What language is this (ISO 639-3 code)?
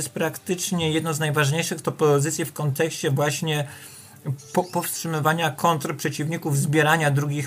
pol